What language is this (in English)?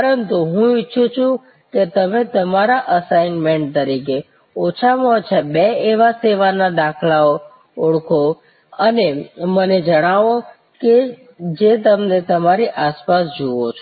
Gujarati